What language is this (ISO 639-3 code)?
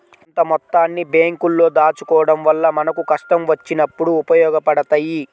tel